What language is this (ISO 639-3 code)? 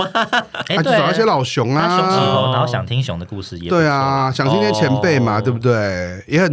zho